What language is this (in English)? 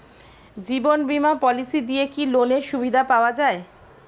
Bangla